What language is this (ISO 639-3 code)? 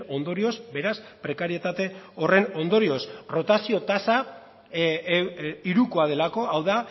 eus